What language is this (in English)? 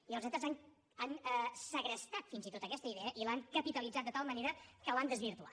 Catalan